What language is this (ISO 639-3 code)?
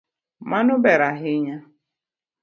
luo